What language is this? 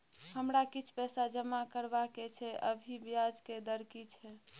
Maithili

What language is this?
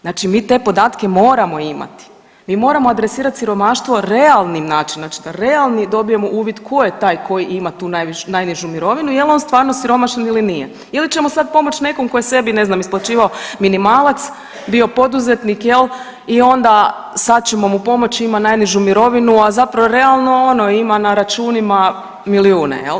Croatian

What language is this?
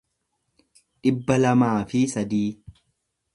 Oromo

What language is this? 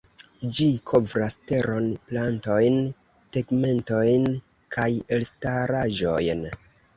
Esperanto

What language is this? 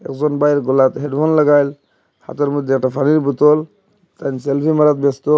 Bangla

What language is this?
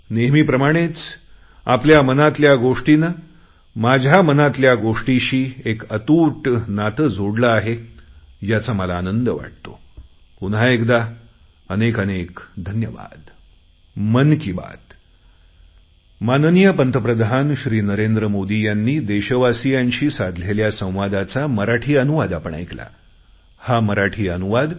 Marathi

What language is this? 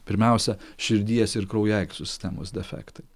Lithuanian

